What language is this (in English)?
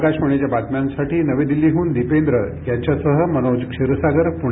Marathi